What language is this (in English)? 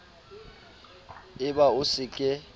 Southern Sotho